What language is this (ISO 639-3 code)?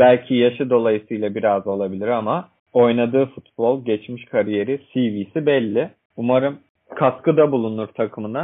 tur